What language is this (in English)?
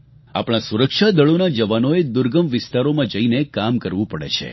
Gujarati